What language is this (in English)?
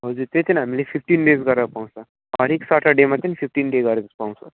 Nepali